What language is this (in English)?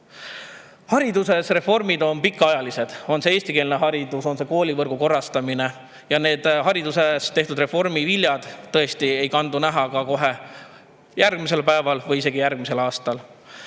Estonian